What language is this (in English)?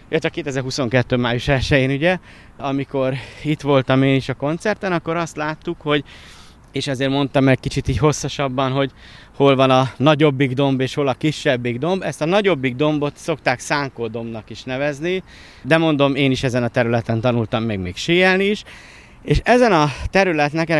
Hungarian